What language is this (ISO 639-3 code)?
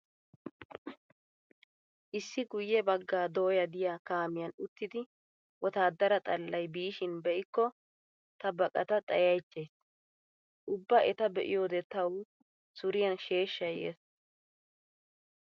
wal